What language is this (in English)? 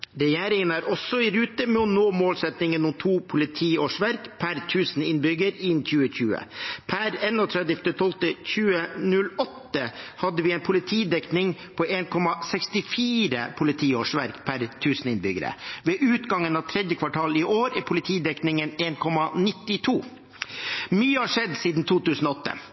Norwegian Bokmål